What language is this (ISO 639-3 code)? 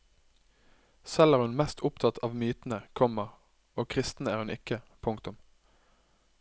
nor